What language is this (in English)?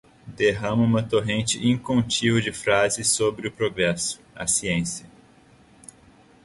Portuguese